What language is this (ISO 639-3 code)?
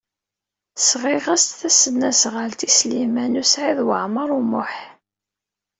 kab